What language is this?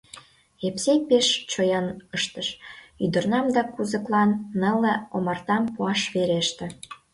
Mari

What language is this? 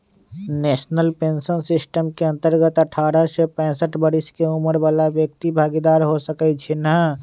Magahi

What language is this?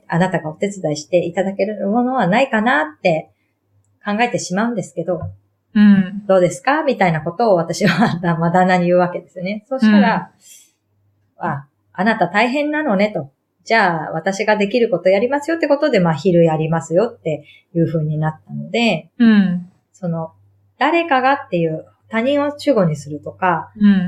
Japanese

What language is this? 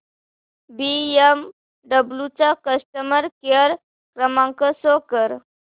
Marathi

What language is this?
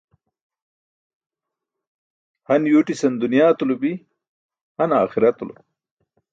Burushaski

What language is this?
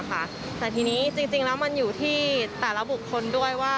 Thai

